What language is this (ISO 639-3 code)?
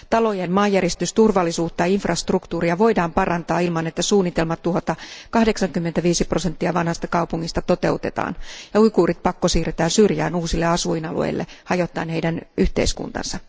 fin